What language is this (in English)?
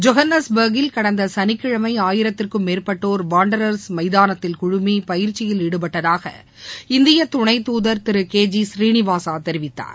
Tamil